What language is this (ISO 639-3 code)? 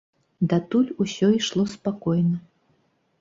bel